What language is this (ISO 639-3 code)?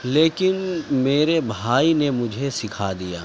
urd